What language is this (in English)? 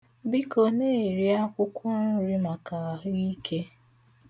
Igbo